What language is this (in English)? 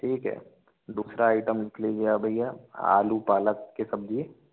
Hindi